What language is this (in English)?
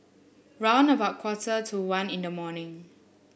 English